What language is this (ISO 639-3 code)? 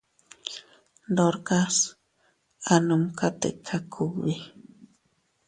cut